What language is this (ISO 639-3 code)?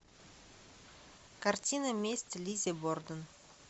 rus